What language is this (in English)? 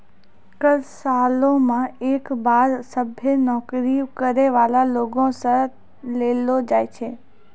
Maithili